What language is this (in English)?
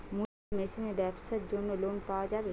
Bangla